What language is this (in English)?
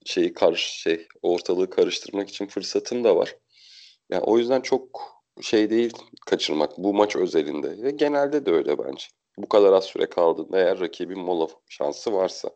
Turkish